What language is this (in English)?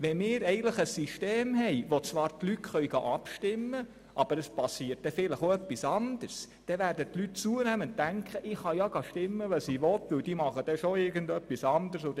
Swiss German